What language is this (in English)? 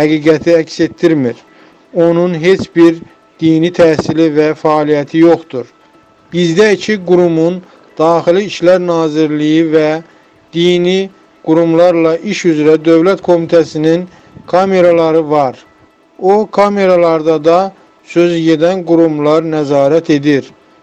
Turkish